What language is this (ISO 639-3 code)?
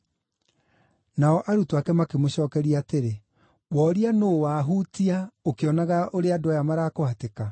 kik